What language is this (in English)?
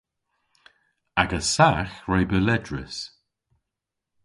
Cornish